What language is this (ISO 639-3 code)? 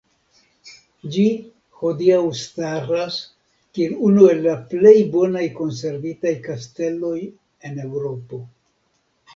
epo